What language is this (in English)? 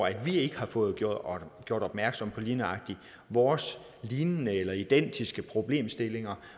Danish